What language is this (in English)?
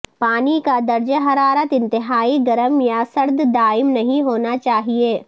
Urdu